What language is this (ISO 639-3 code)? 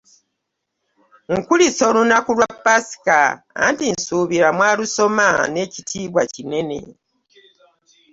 lug